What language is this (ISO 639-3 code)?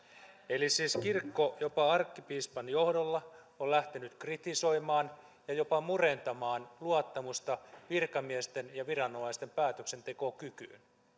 fin